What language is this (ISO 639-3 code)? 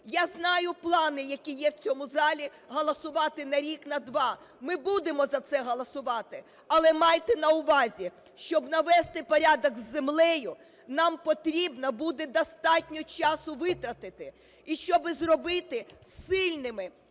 ukr